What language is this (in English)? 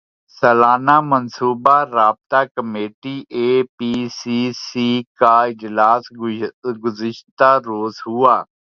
Urdu